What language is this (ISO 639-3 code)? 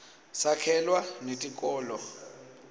ssw